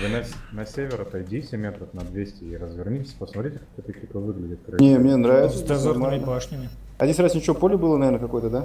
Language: Russian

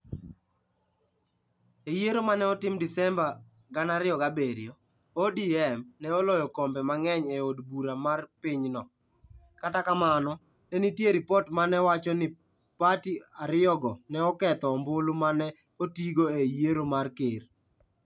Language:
Luo (Kenya and Tanzania)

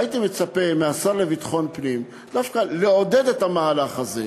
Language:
Hebrew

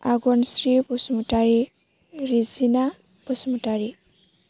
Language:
Bodo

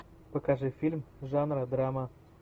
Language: Russian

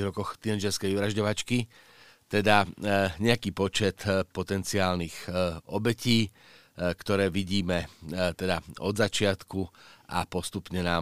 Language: Slovak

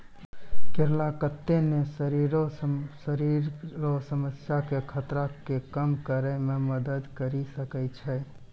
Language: Maithili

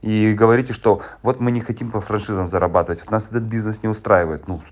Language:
Russian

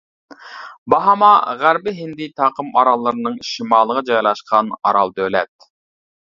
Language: Uyghur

